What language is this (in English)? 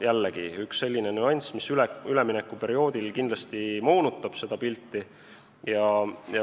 Estonian